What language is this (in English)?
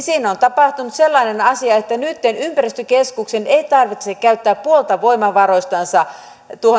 Finnish